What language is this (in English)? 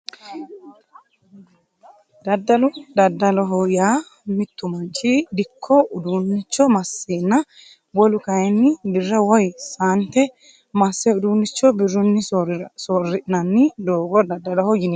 Sidamo